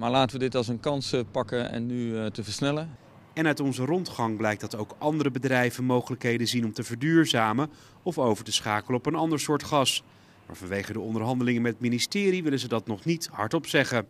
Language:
Dutch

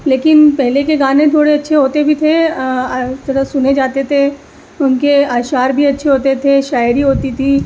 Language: Urdu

